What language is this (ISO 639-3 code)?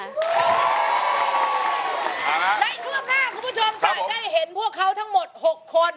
tha